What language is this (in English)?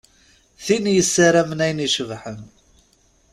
Kabyle